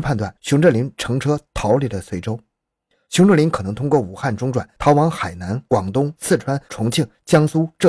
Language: Chinese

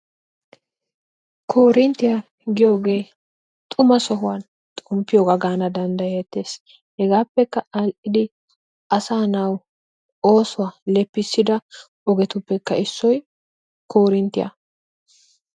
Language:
Wolaytta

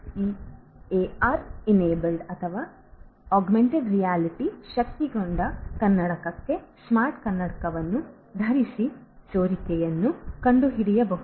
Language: Kannada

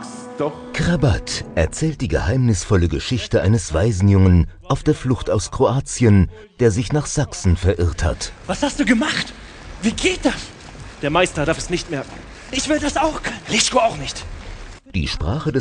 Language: German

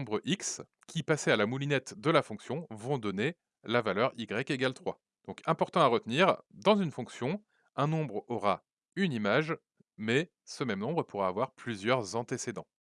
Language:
French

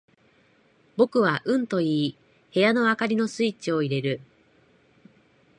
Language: Japanese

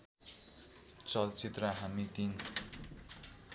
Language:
Nepali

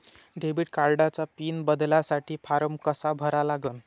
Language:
Marathi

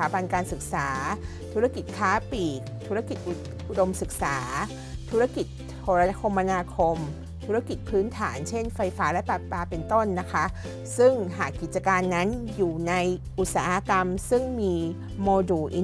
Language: Thai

